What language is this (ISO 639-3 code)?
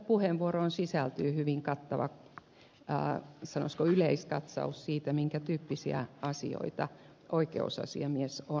fin